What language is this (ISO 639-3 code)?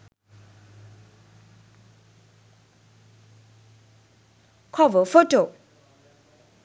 sin